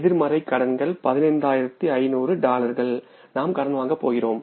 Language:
Tamil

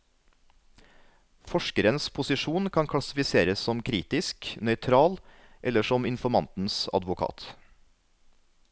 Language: Norwegian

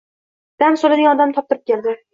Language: Uzbek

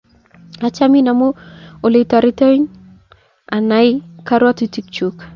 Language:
Kalenjin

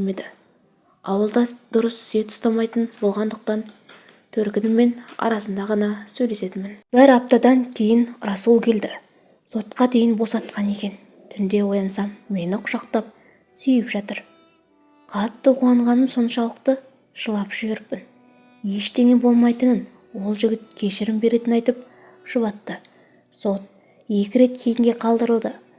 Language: Turkish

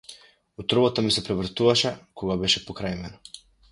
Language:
Macedonian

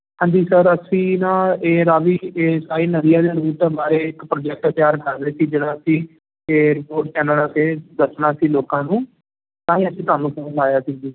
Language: Punjabi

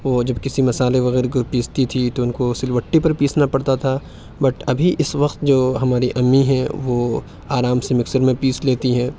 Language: Urdu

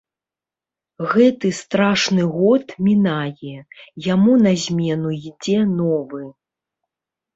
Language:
Belarusian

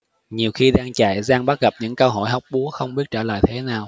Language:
Vietnamese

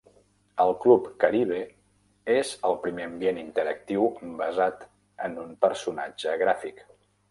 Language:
Catalan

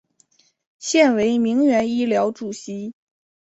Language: Chinese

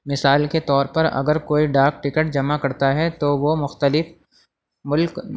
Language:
Urdu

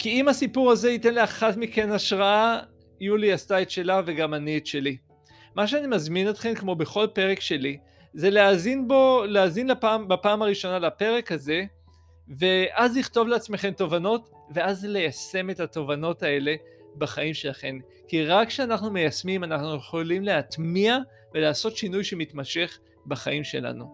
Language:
Hebrew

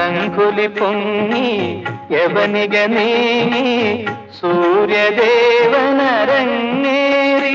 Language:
Malayalam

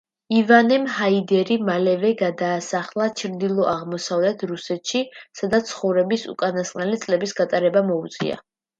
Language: Georgian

